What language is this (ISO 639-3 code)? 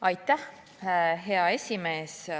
est